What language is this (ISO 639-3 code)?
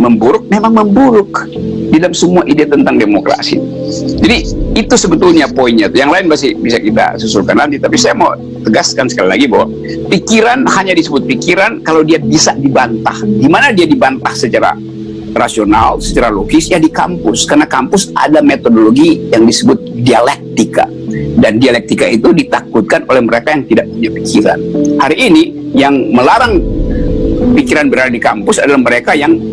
ind